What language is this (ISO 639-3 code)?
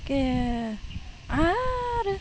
brx